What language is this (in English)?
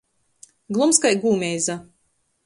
Latgalian